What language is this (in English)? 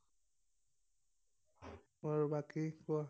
Assamese